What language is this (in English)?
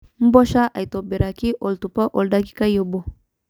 Masai